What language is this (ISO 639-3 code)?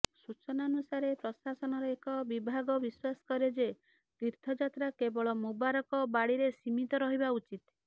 ori